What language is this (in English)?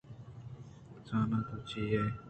Eastern Balochi